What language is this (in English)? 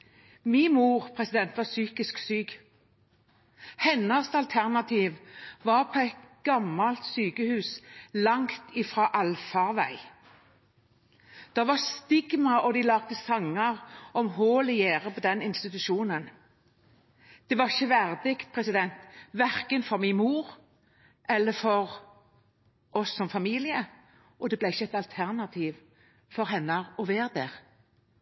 Norwegian Bokmål